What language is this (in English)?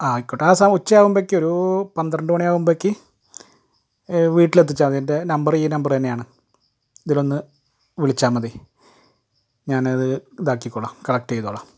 Malayalam